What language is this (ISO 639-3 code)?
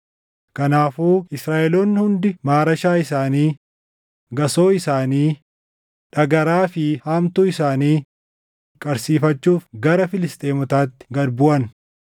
orm